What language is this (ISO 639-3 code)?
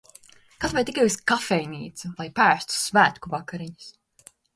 lav